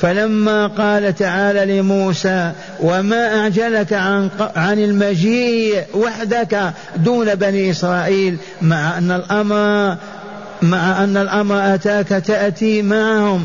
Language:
Arabic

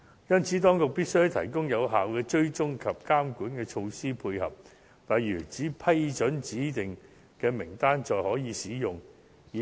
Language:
Cantonese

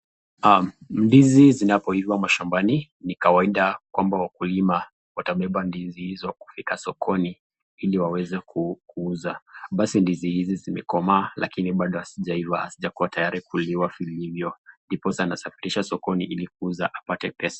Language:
Swahili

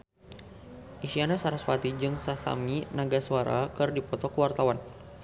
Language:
Sundanese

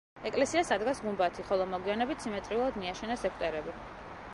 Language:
Georgian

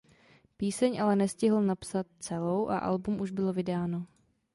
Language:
Czech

